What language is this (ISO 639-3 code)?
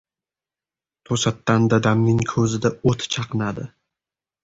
uzb